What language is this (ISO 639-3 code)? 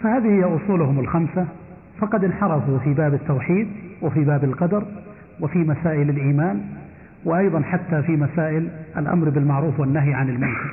ara